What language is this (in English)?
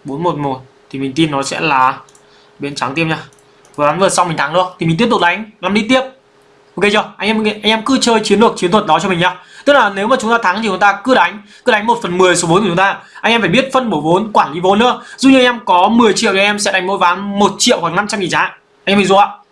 Vietnamese